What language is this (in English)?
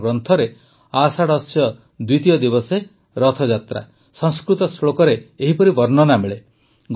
Odia